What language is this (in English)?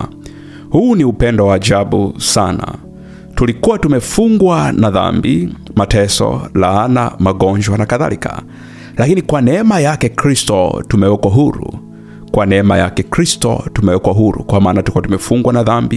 Swahili